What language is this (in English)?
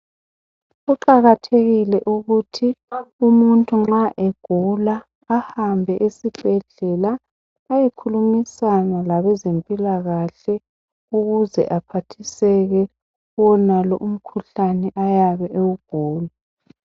North Ndebele